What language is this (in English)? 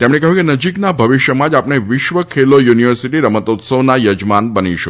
Gujarati